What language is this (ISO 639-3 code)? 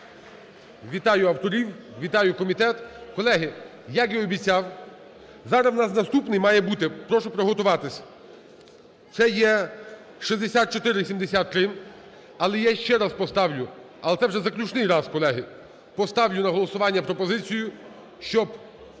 ukr